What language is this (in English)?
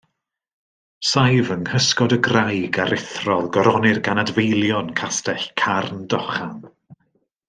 Welsh